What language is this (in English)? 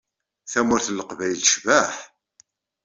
Kabyle